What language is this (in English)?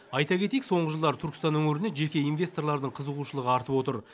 Kazakh